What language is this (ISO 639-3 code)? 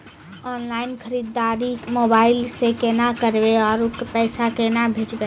mai